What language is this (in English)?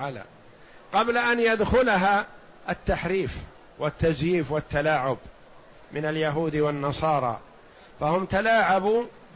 Arabic